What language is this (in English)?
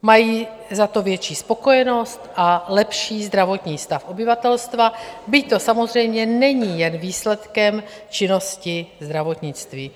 Czech